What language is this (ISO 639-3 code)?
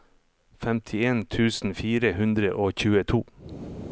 nor